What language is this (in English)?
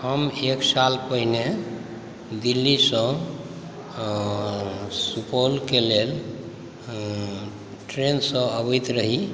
Maithili